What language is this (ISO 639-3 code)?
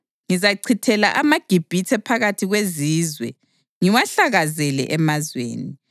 nde